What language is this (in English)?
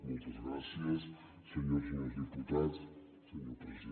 Catalan